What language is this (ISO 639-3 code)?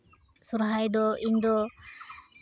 sat